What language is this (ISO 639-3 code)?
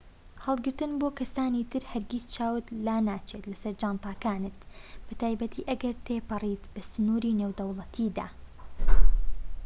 ckb